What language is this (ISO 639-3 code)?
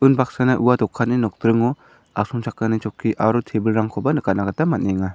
grt